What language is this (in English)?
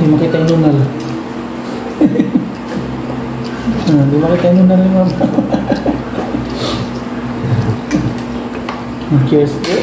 Filipino